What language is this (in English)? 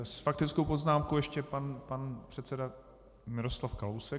Czech